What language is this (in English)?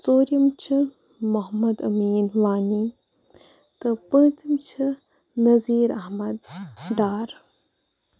Kashmiri